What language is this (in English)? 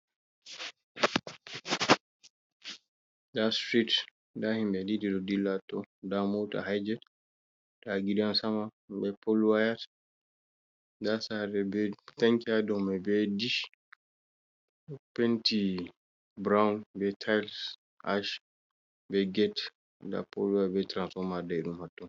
Fula